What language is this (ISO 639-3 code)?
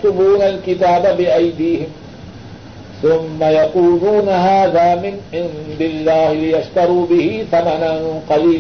urd